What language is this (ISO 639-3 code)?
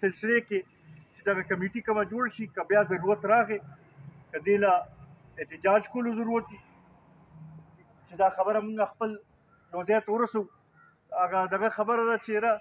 ron